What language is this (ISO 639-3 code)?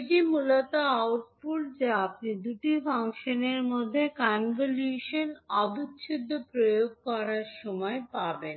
ben